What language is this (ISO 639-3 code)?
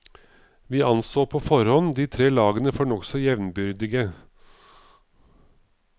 nor